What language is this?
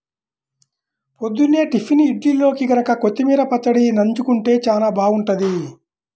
Telugu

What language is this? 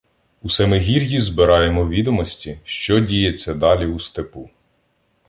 Ukrainian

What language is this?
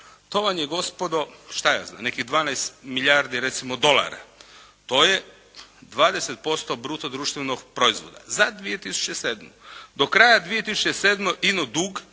Croatian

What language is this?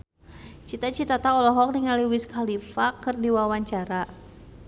Sundanese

